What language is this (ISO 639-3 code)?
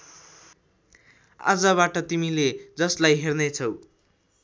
nep